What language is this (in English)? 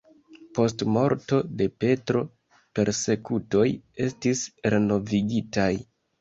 Esperanto